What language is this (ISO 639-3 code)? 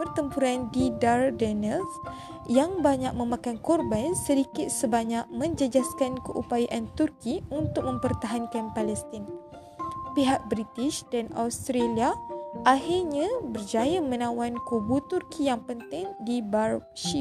msa